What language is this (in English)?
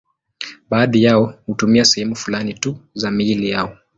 Swahili